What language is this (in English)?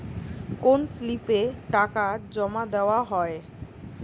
Bangla